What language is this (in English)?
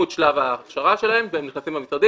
Hebrew